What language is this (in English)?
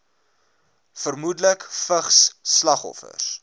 Afrikaans